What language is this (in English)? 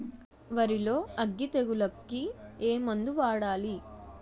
Telugu